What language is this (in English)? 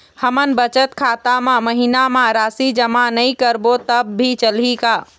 Chhattisgarhi